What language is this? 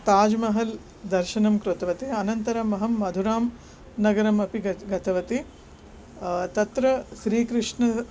Sanskrit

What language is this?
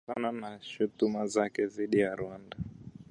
Swahili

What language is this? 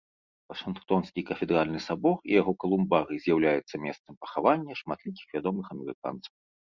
Belarusian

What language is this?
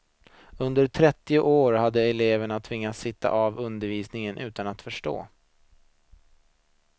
Swedish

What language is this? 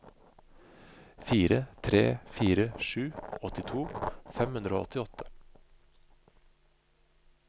Norwegian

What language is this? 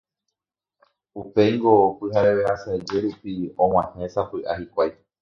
Guarani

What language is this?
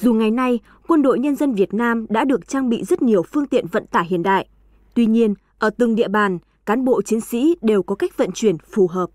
Vietnamese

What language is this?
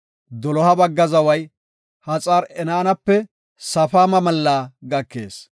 Gofa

